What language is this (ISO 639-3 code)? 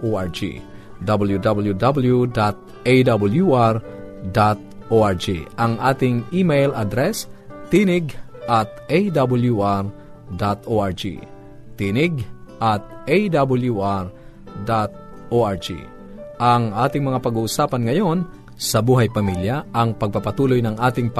fil